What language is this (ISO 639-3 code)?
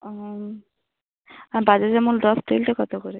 ben